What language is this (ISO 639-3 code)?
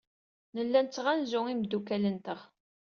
kab